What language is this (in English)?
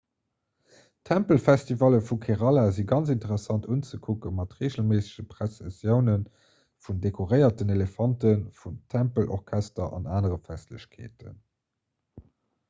Luxembourgish